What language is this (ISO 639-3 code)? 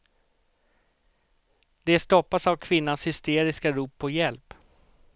swe